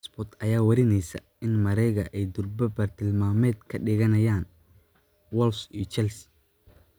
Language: Somali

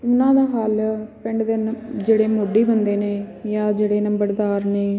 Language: Punjabi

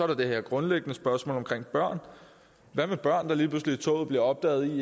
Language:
Danish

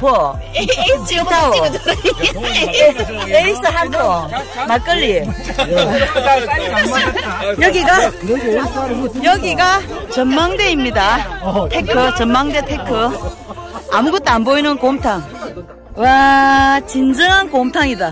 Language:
Korean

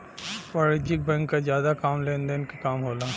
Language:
Bhojpuri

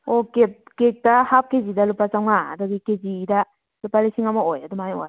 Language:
Manipuri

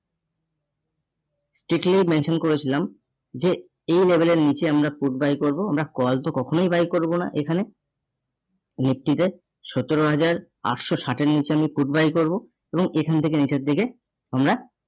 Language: Bangla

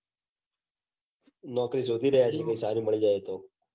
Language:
Gujarati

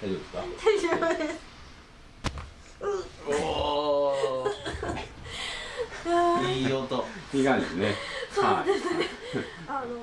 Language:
Japanese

